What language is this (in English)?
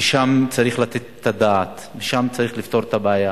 Hebrew